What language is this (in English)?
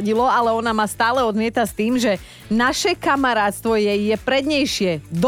Slovak